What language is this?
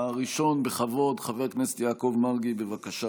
Hebrew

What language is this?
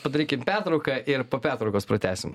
Lithuanian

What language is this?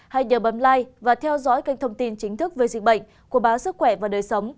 Vietnamese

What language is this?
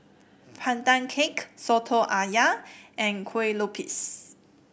English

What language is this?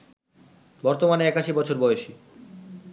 Bangla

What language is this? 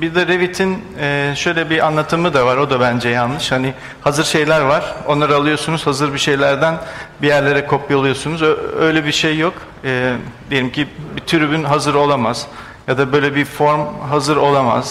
Turkish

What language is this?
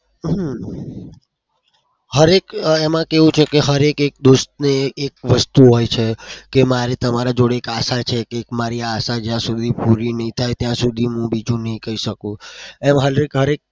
Gujarati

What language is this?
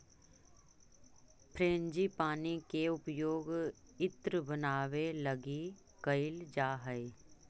Magahi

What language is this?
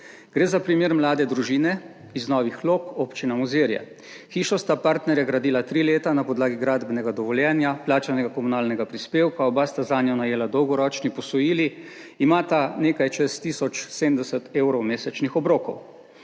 Slovenian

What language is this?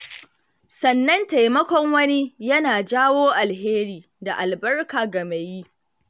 Hausa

